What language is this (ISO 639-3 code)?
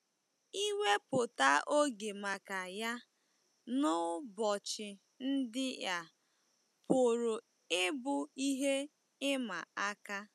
ibo